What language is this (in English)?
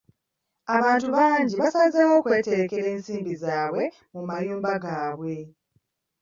Ganda